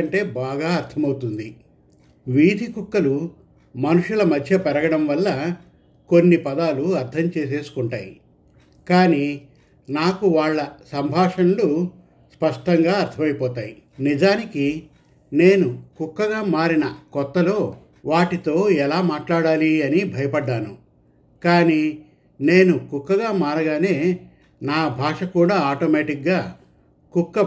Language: Telugu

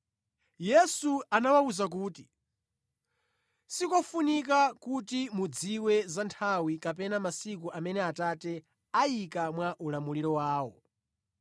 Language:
Nyanja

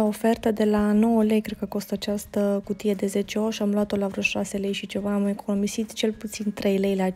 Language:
Romanian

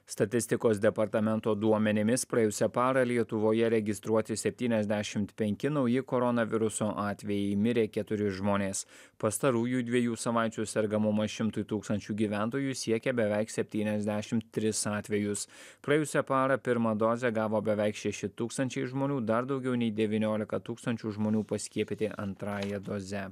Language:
Lithuanian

